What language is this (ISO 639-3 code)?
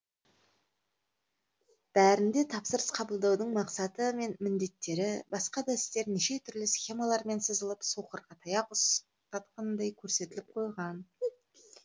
kaz